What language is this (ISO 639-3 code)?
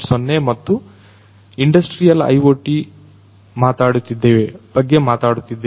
kan